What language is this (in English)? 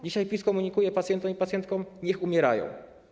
Polish